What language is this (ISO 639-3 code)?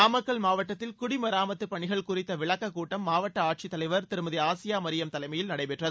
tam